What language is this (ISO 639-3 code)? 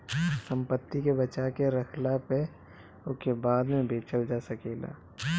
bho